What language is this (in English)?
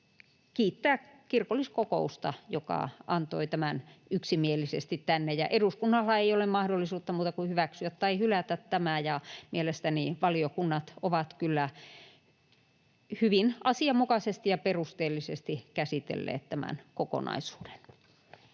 Finnish